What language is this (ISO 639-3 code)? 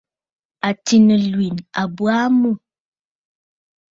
bfd